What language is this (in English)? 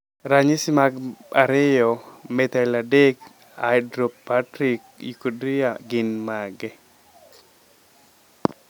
Luo (Kenya and Tanzania)